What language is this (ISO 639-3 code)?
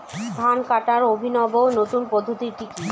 ben